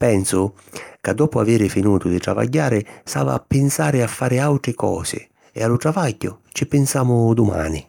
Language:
Sicilian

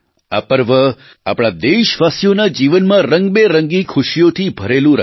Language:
Gujarati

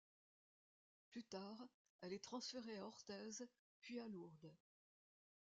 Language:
French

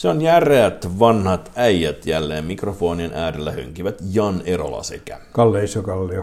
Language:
Finnish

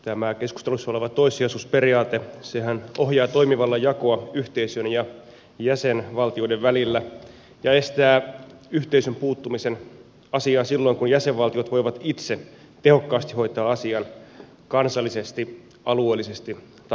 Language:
Finnish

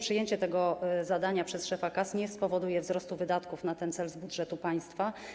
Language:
Polish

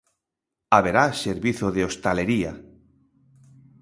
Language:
Galician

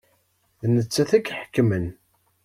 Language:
Kabyle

